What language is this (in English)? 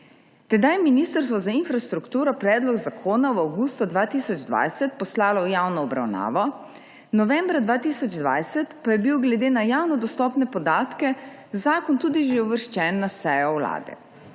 Slovenian